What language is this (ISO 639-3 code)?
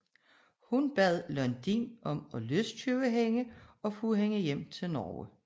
dan